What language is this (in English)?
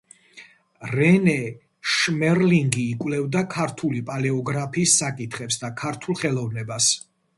Georgian